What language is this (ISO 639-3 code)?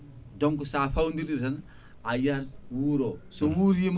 ful